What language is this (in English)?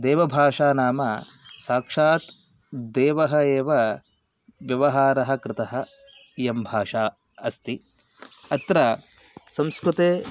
Sanskrit